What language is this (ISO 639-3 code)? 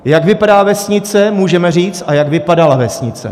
ces